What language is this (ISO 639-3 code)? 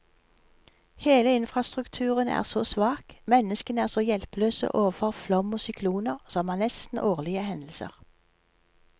nor